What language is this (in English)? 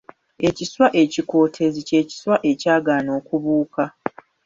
Ganda